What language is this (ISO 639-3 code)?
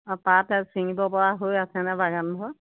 asm